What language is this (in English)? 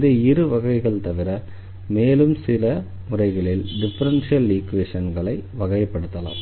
Tamil